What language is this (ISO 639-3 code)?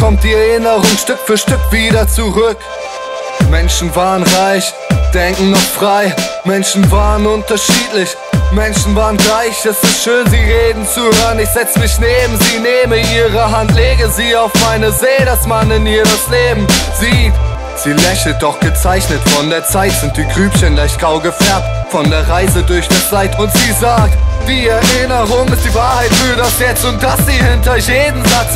deu